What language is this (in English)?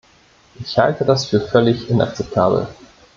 German